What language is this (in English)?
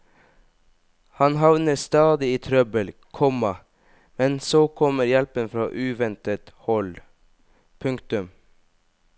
Norwegian